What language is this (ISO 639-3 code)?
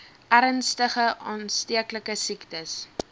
afr